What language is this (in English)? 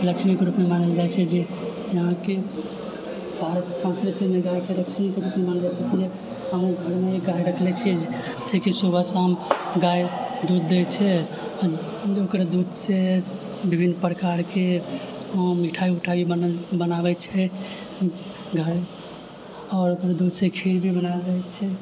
Maithili